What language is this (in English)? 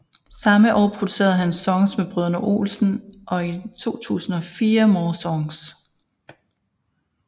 Danish